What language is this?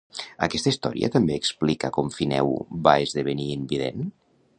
Catalan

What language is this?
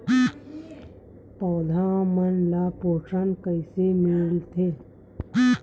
Chhattisgarhi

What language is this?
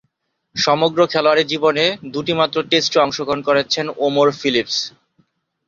Bangla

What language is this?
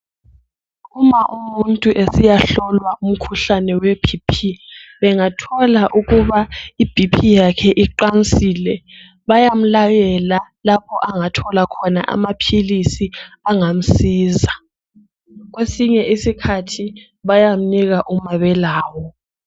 North Ndebele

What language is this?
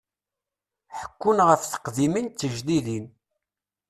Kabyle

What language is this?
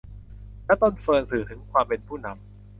Thai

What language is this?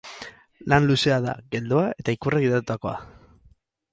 Basque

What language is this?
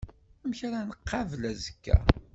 Kabyle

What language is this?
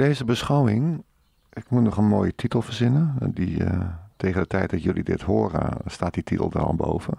Dutch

